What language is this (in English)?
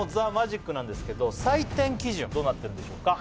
Japanese